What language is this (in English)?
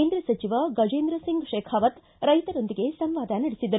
Kannada